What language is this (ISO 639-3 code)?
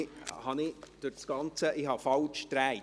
gsw